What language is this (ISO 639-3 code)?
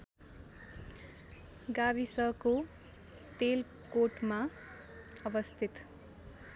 nep